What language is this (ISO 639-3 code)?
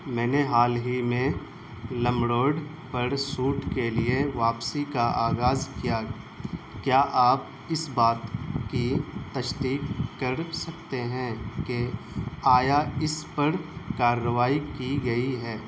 urd